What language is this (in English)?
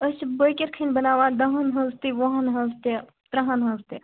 Kashmiri